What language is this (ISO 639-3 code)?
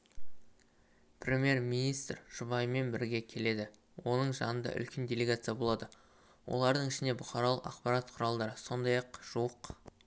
kaz